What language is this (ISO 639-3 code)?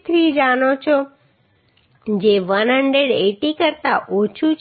guj